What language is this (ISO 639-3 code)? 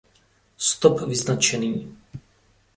ces